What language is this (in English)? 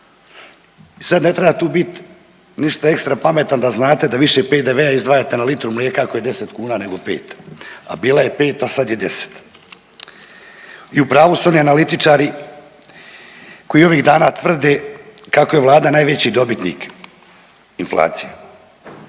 Croatian